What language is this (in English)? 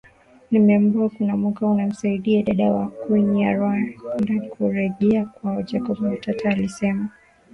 Swahili